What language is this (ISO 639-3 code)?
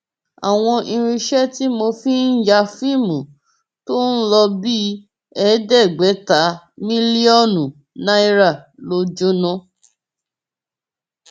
yor